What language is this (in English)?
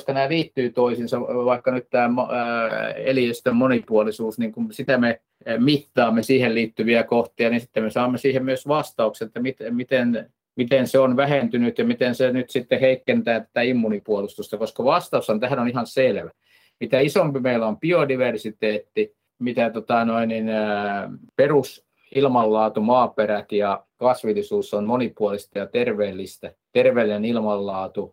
Finnish